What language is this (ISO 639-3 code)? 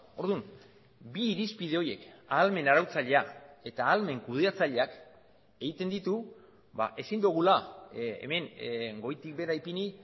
eus